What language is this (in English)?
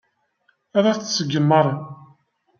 Kabyle